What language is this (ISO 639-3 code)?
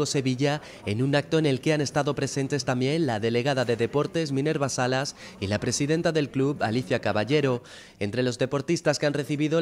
spa